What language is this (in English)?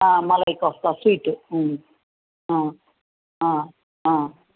Telugu